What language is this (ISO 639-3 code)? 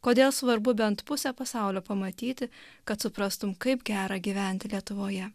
lit